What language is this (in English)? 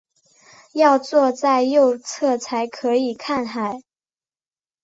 Chinese